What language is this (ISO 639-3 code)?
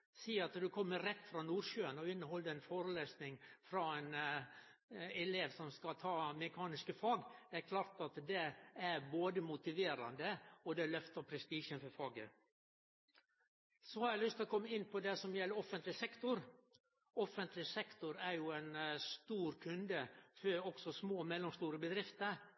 nno